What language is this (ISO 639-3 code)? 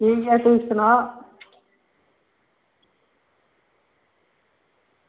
doi